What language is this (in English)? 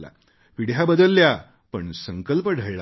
Marathi